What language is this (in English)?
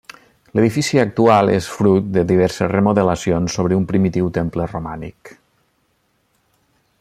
Catalan